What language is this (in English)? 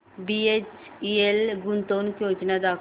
Marathi